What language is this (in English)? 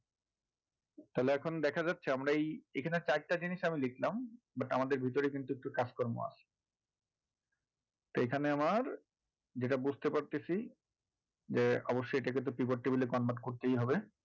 Bangla